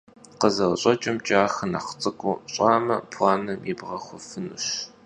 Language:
Kabardian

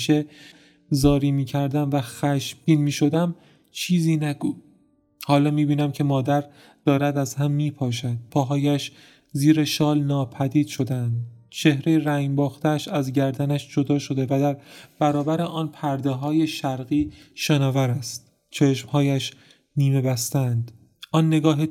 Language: Persian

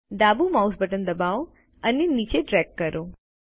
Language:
Gujarati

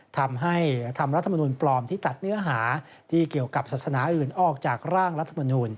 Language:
Thai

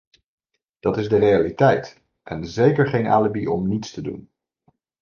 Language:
Dutch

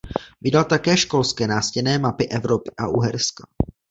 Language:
Czech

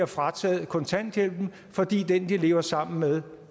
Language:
Danish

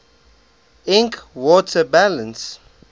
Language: English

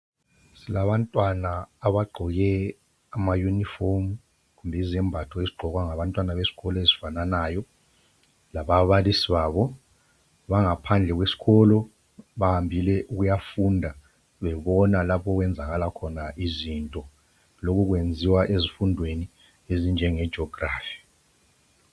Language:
North Ndebele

